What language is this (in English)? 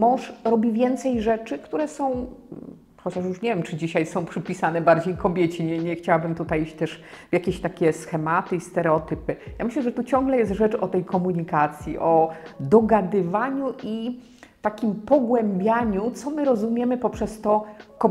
Polish